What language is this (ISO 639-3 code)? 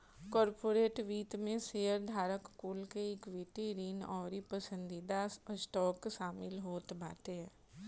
bho